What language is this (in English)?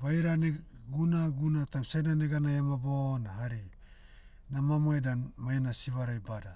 Motu